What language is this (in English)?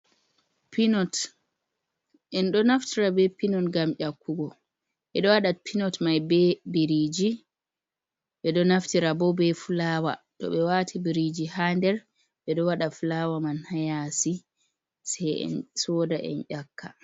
Fula